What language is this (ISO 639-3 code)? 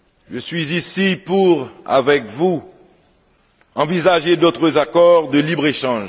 fra